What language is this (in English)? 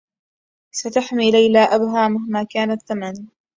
Arabic